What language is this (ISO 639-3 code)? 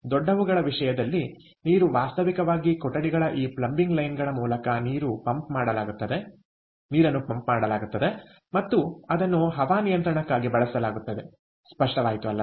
kan